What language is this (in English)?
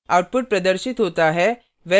Hindi